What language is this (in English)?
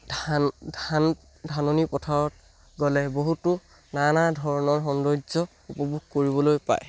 Assamese